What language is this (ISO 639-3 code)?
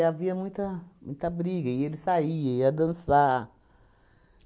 por